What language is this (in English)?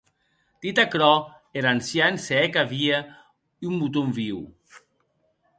Occitan